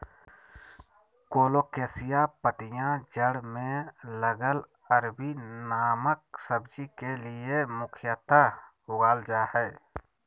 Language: Magahi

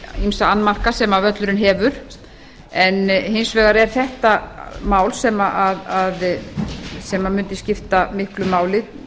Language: Icelandic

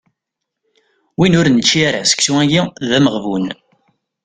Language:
Kabyle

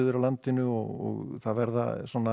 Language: Icelandic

